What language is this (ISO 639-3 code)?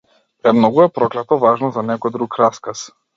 mkd